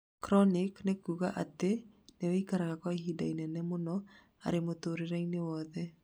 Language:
Kikuyu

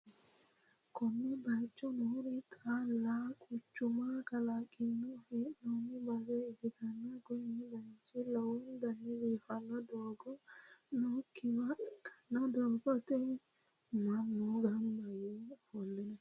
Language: Sidamo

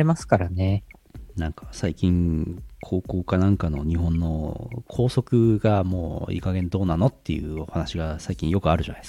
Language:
Japanese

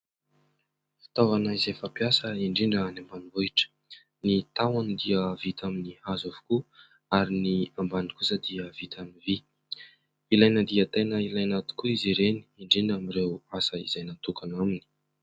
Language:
Malagasy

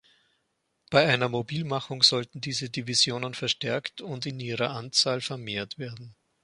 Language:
German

